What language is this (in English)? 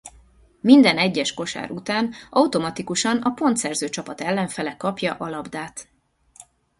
Hungarian